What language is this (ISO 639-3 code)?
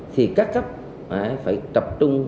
vie